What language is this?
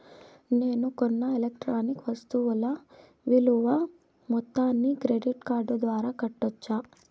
Telugu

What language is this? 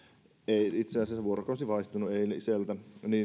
Finnish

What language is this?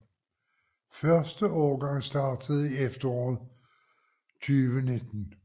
Danish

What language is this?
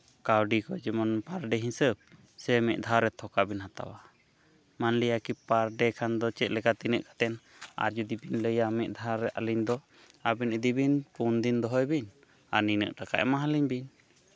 Santali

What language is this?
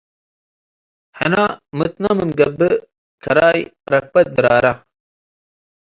Tigre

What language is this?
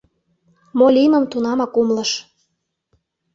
Mari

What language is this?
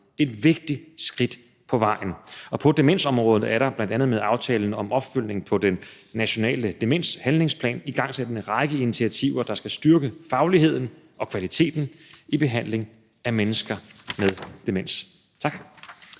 Danish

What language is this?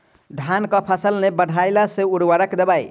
Maithili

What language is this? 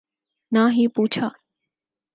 Urdu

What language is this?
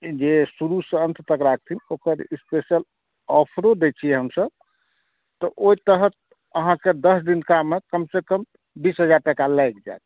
Maithili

